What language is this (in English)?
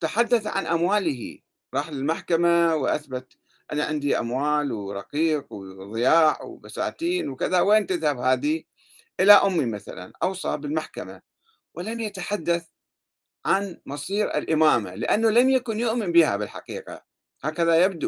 Arabic